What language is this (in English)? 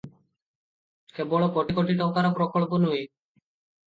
Odia